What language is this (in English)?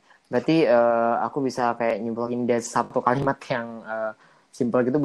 Indonesian